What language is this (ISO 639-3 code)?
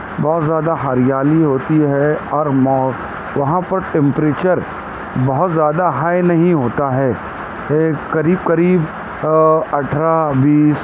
urd